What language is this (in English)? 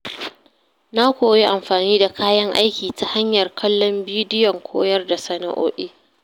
Hausa